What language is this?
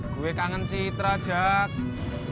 Indonesian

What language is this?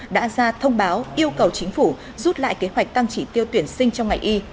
Vietnamese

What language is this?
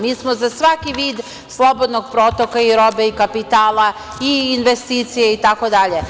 Serbian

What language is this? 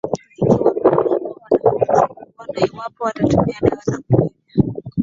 Swahili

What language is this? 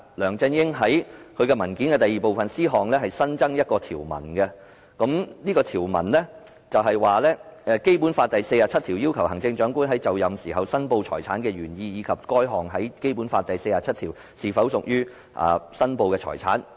Cantonese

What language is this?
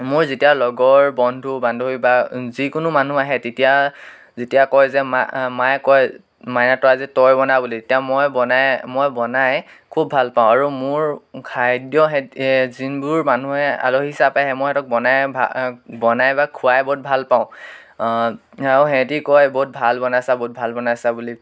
Assamese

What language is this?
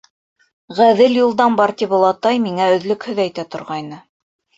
Bashkir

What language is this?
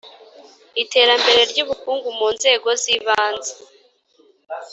Kinyarwanda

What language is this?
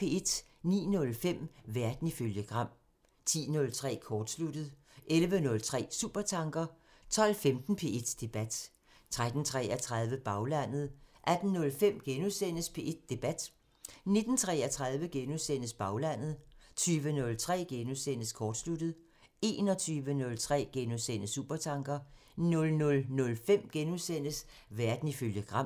Danish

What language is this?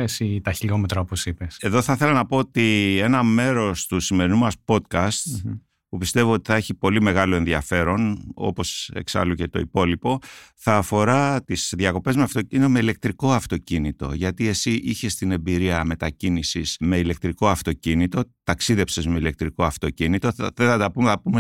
Greek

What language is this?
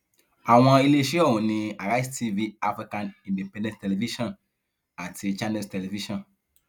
Yoruba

